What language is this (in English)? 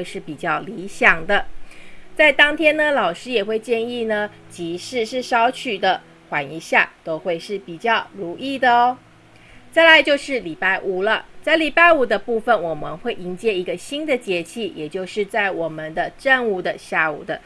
Chinese